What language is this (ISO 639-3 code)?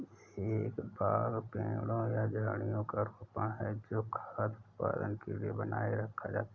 hin